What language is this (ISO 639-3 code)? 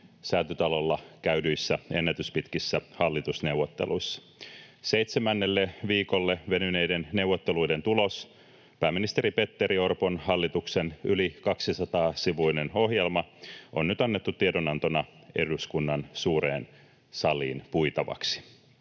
fin